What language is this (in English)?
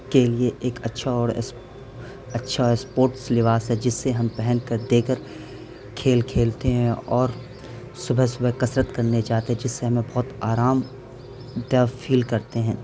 Urdu